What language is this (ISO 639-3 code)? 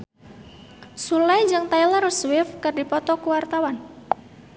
sun